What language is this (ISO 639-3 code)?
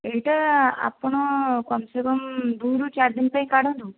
ori